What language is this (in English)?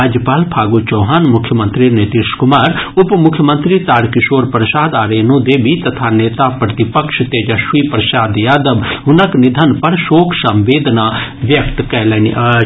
Maithili